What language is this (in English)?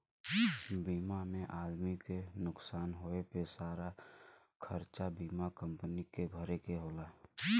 Bhojpuri